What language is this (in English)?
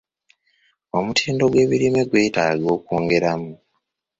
Ganda